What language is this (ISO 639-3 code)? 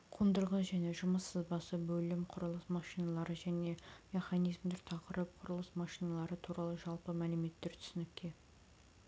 kaz